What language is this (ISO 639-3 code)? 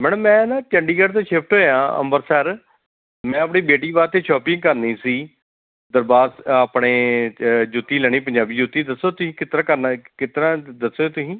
pan